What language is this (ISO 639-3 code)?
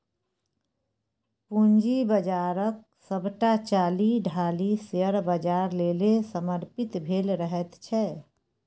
mai